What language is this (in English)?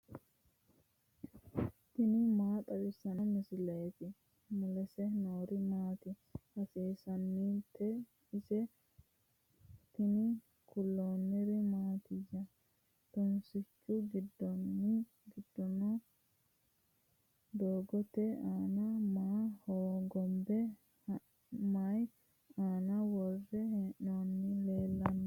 Sidamo